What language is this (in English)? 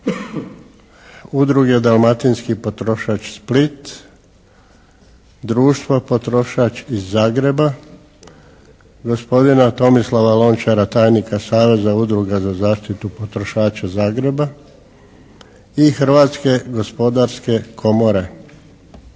Croatian